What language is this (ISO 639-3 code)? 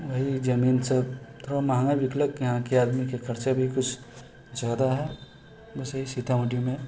mai